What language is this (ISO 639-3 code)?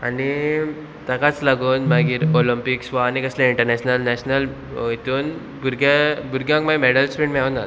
kok